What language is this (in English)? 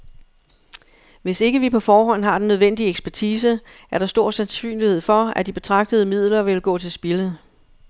Danish